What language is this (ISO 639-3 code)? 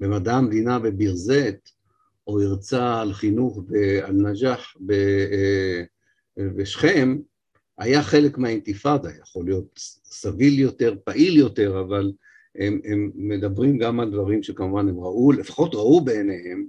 heb